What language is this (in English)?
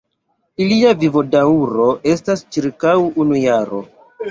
Esperanto